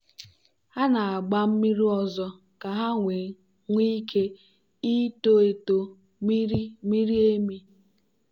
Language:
Igbo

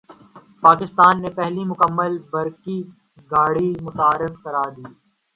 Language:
Urdu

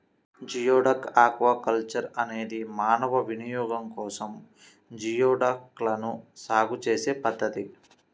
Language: Telugu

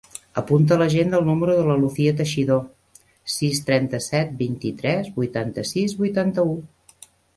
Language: Catalan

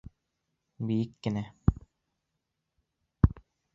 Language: Bashkir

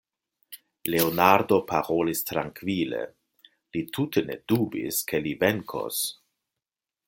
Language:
Esperanto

